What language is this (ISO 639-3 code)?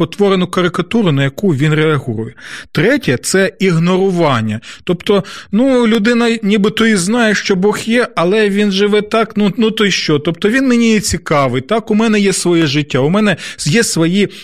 ukr